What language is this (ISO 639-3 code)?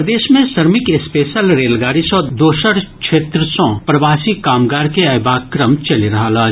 mai